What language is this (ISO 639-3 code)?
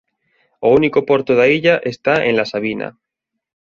glg